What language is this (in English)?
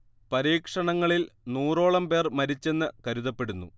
Malayalam